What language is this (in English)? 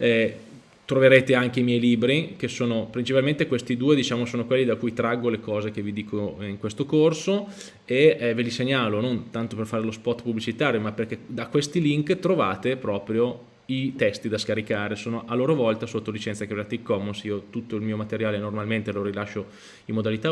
Italian